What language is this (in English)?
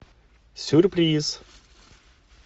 Russian